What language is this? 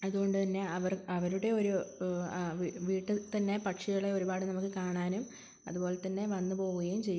Malayalam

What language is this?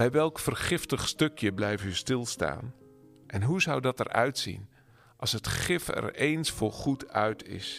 Dutch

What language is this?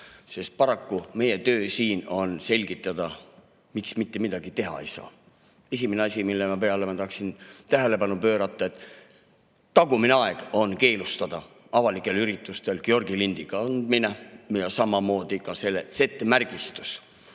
Estonian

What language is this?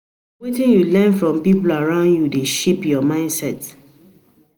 Nigerian Pidgin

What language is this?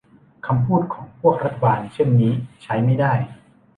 Thai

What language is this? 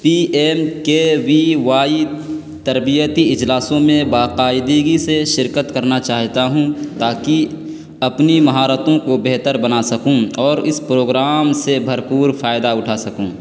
Urdu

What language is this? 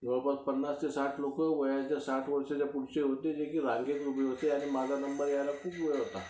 Marathi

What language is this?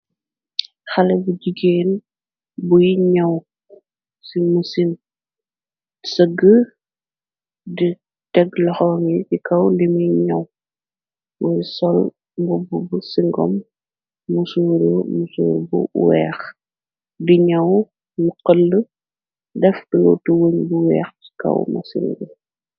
Wolof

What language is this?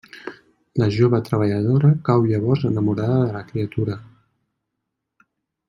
Catalan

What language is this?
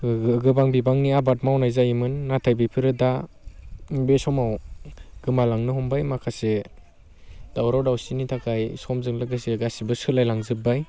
Bodo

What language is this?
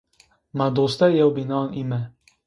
Zaza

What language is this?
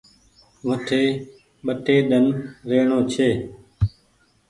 Goaria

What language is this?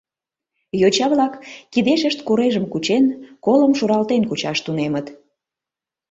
Mari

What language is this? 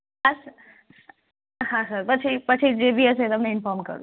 Gujarati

